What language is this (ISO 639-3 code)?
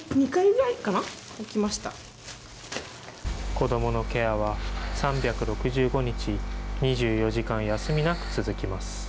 jpn